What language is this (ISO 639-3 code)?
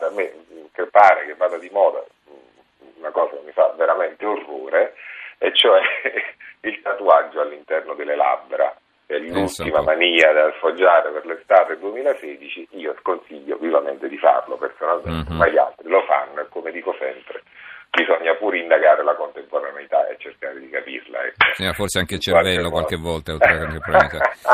ita